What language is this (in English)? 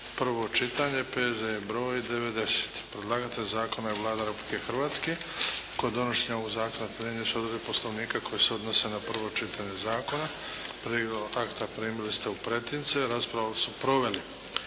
Croatian